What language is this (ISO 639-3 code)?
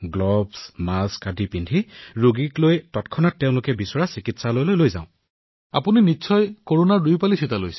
asm